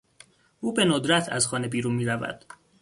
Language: Persian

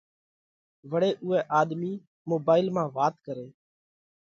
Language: Parkari Koli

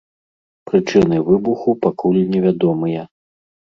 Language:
Belarusian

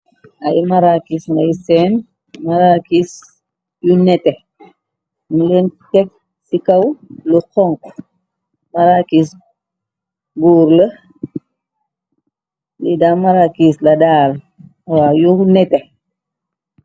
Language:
Wolof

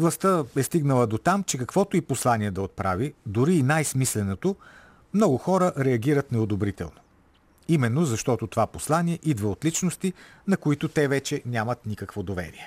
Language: Bulgarian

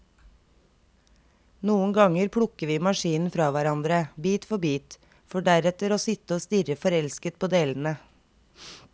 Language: Norwegian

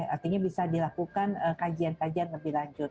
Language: Indonesian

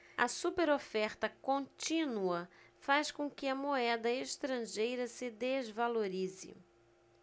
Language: Portuguese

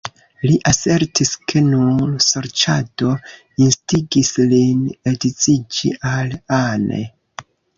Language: Esperanto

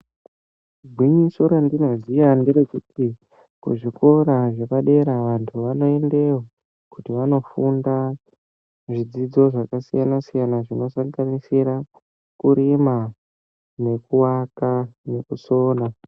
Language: Ndau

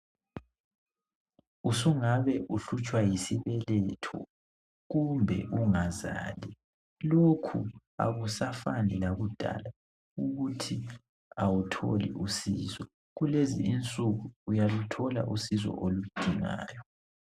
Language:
North Ndebele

